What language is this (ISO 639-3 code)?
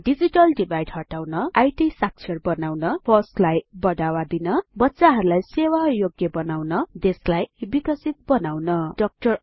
nep